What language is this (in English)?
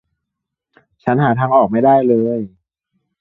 Thai